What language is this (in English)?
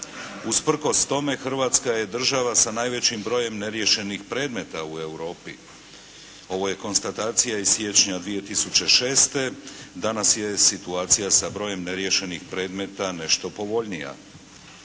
Croatian